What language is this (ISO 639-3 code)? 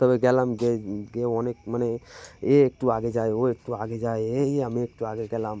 ben